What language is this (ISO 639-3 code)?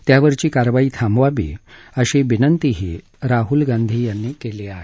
mar